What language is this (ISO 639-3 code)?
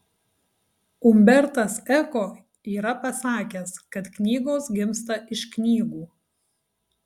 lit